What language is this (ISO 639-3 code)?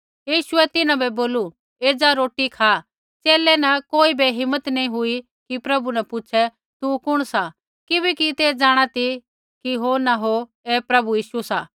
kfx